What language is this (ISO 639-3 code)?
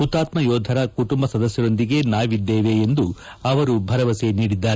kan